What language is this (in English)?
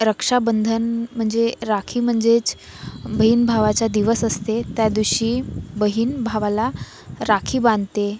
Marathi